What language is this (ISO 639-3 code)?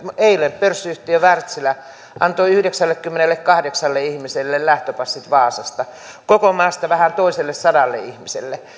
fin